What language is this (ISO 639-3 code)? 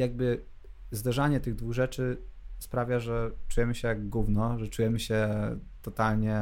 pol